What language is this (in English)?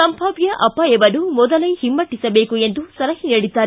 Kannada